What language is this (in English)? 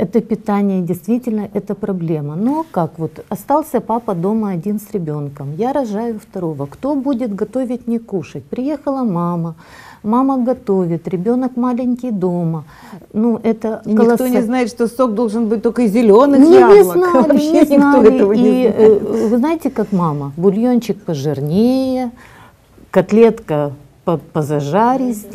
Russian